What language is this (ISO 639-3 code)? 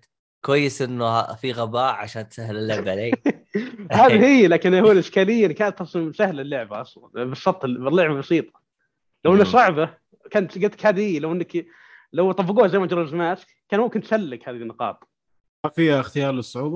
ara